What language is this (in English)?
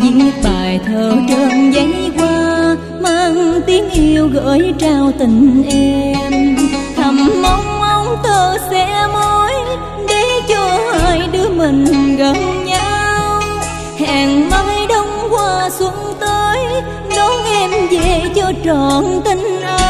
Vietnamese